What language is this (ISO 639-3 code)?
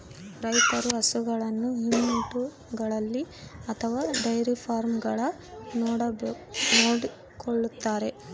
kan